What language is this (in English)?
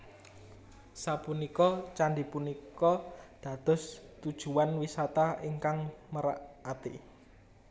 Javanese